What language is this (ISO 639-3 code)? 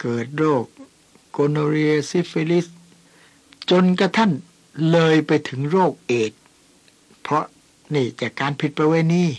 tha